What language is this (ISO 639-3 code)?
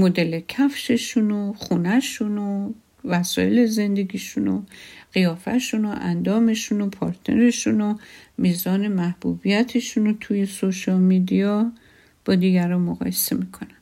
fas